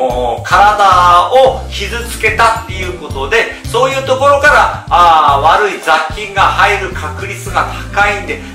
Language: Japanese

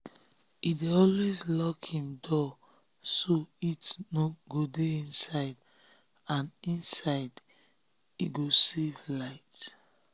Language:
Nigerian Pidgin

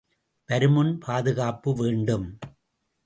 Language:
Tamil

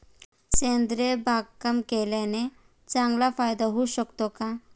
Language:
Marathi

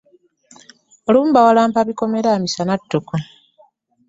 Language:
Ganda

